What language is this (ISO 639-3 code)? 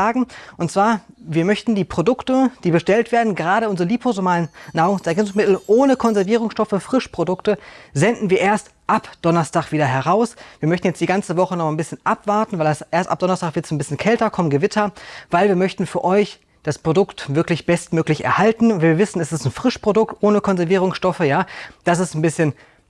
deu